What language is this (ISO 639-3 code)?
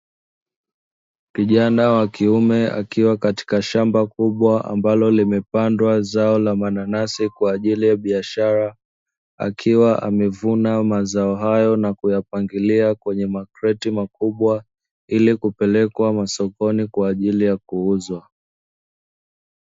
swa